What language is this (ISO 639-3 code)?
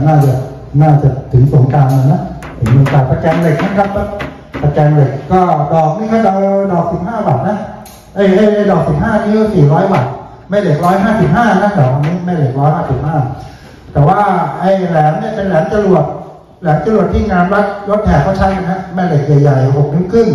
tha